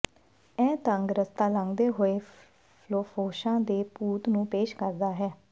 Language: Punjabi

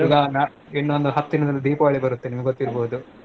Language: Kannada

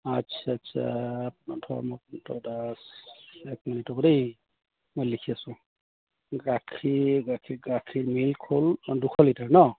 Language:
Assamese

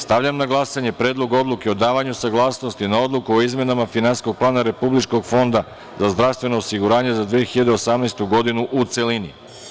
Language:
Serbian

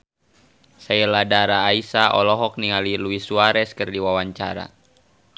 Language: Sundanese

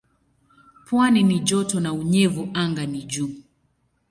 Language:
Swahili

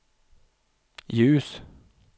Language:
Swedish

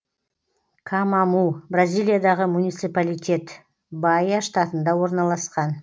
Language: Kazakh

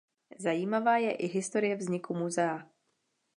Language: Czech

